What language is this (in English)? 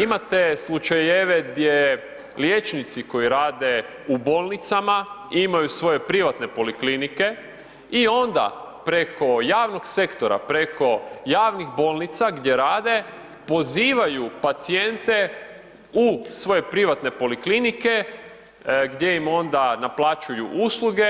Croatian